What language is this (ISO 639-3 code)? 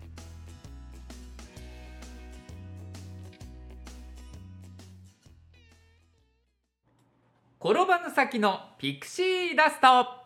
jpn